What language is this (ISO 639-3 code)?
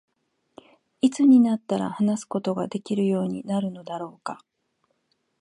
jpn